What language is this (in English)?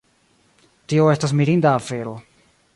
Esperanto